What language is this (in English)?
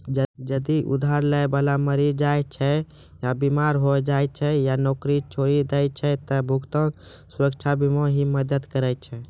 Maithili